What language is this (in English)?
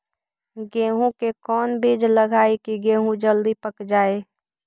Magahi